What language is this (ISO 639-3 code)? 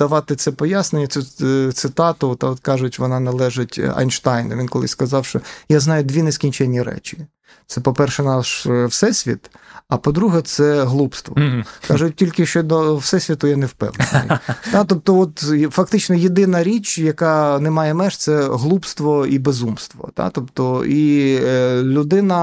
ukr